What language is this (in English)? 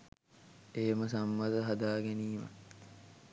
Sinhala